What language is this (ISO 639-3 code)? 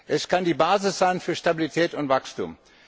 deu